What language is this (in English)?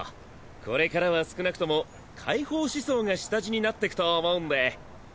Japanese